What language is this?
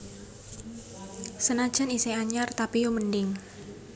Javanese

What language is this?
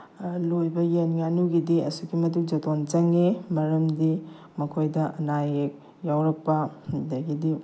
Manipuri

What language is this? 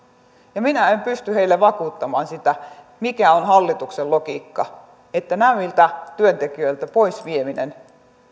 Finnish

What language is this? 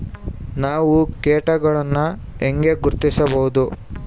Kannada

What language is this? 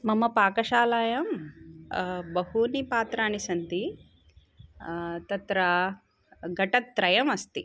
Sanskrit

